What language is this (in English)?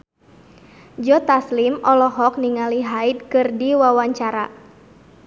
Sundanese